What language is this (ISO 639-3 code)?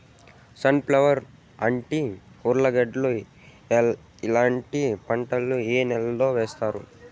tel